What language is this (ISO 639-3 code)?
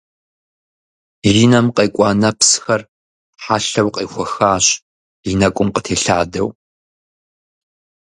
kbd